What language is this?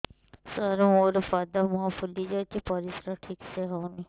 Odia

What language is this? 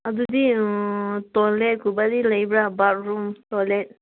Manipuri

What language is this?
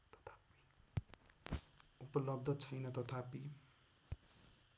Nepali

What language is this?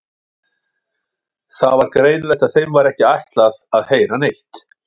Icelandic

